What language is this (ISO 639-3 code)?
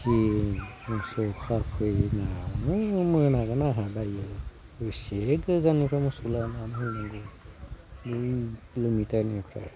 brx